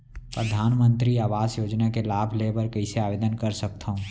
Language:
Chhattisgarhi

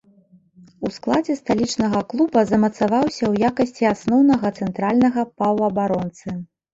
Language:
Belarusian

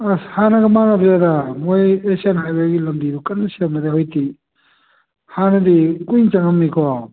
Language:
Manipuri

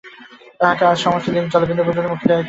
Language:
Bangla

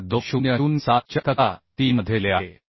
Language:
Marathi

